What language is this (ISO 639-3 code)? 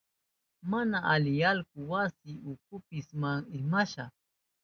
qup